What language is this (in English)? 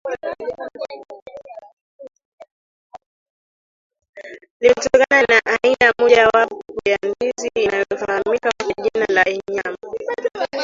Swahili